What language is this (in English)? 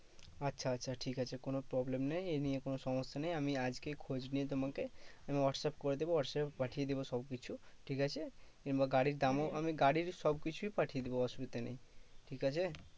Bangla